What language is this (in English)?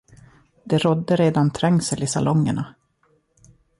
Swedish